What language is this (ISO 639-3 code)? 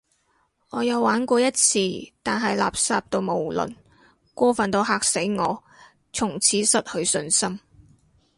yue